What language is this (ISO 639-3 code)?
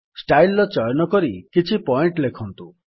ori